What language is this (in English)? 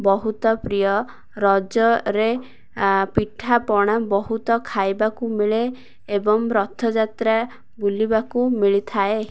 Odia